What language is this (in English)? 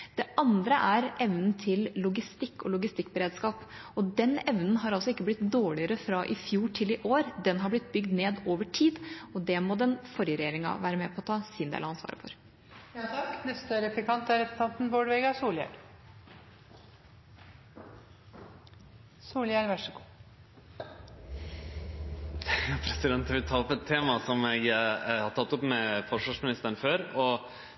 Norwegian